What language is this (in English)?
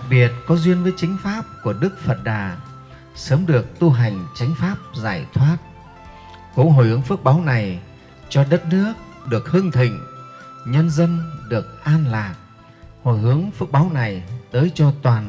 Vietnamese